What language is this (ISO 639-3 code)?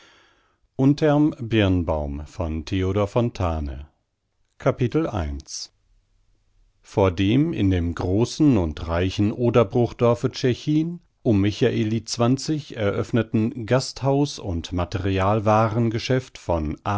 deu